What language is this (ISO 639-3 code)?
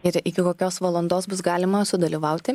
lit